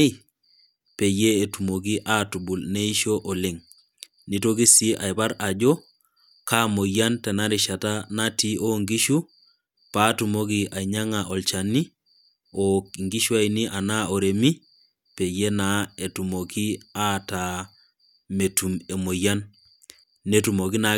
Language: Masai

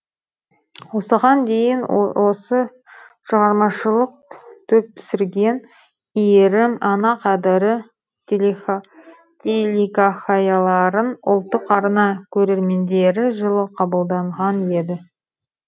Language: Kazakh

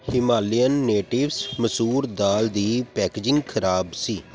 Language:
Punjabi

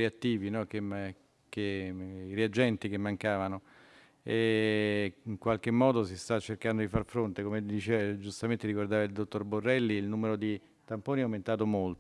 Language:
Italian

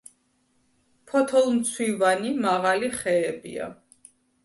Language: Georgian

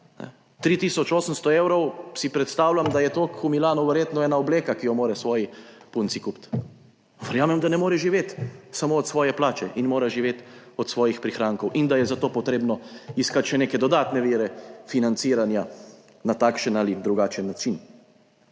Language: Slovenian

